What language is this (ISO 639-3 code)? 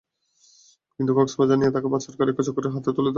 ben